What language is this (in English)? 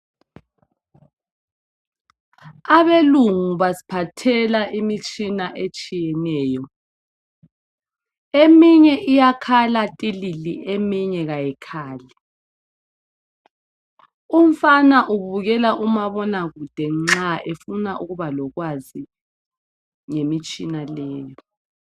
North Ndebele